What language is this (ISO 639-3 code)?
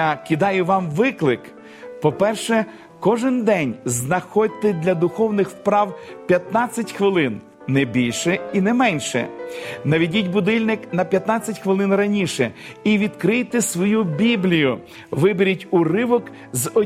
ukr